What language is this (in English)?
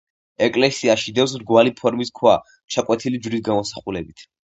Georgian